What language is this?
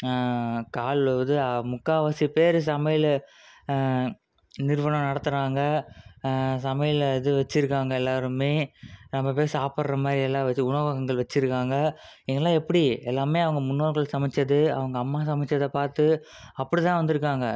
Tamil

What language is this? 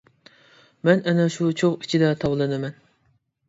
Uyghur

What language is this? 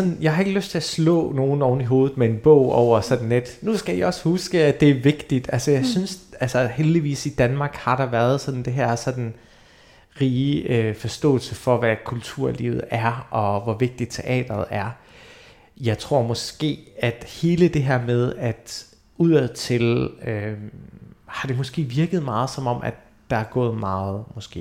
Danish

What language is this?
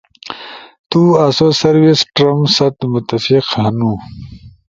Ushojo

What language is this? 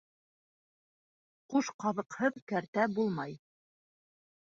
Bashkir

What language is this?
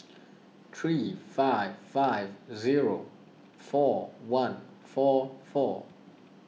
English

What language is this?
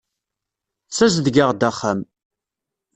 Kabyle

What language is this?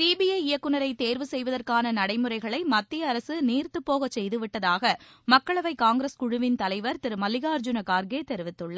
Tamil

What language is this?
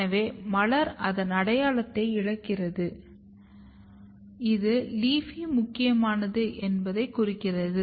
Tamil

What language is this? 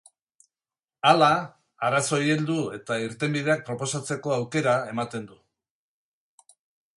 Basque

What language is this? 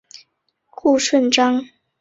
Chinese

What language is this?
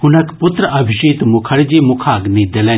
Maithili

